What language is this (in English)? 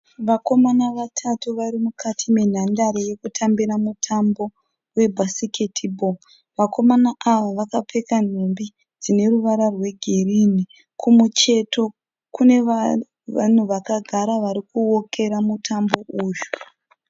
Shona